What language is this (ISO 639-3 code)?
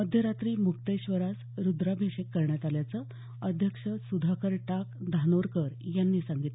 mar